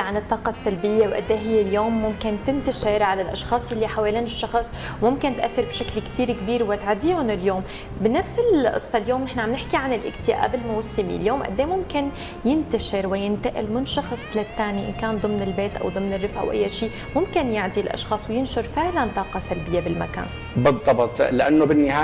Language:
Arabic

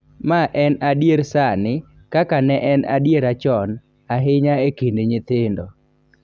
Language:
Luo (Kenya and Tanzania)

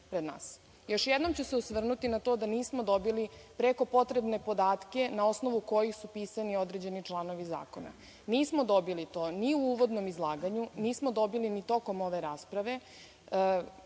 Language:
Serbian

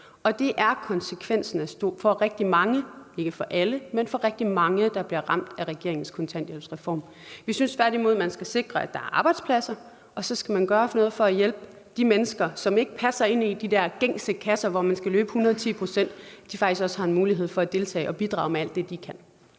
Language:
Danish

